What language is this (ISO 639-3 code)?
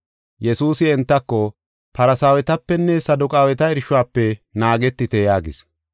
gof